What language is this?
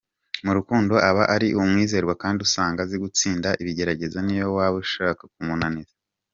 Kinyarwanda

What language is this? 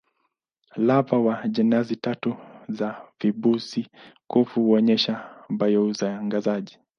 Swahili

